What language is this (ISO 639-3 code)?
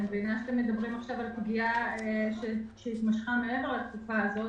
heb